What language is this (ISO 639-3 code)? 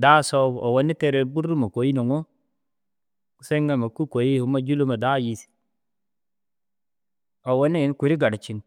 dzg